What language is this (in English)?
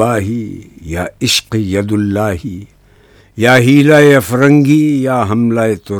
Urdu